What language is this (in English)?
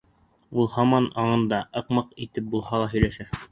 Bashkir